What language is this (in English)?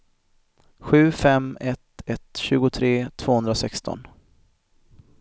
Swedish